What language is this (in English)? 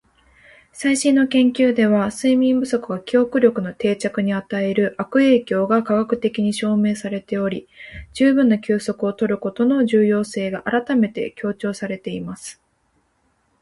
Japanese